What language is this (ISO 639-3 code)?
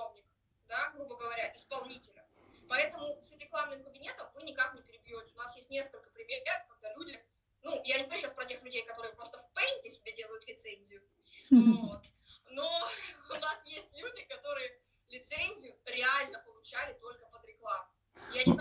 rus